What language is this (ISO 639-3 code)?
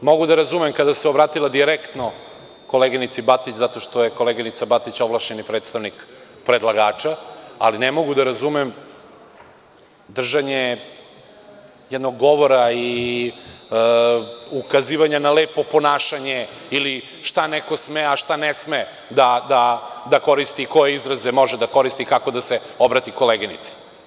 srp